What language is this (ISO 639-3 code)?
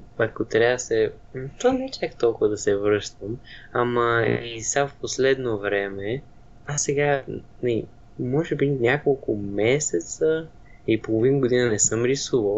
bul